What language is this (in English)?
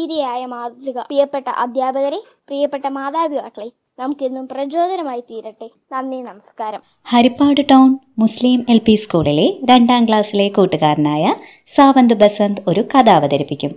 Malayalam